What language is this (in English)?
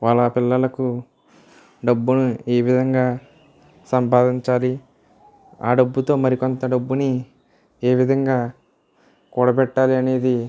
Telugu